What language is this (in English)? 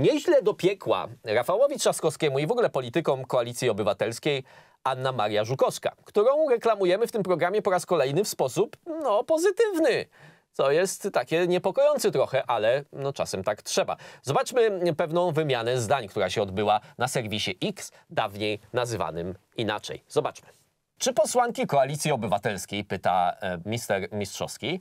Polish